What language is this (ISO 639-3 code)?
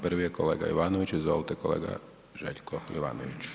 hrv